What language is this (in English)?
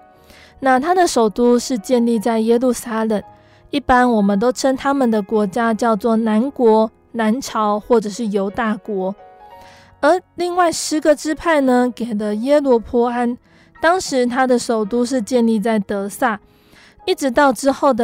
Chinese